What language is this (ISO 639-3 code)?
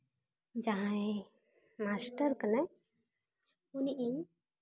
sat